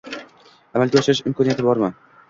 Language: Uzbek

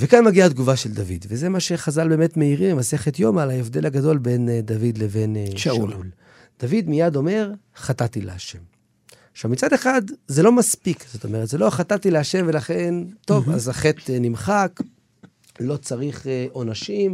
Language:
Hebrew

